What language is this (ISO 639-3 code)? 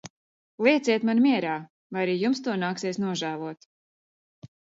lav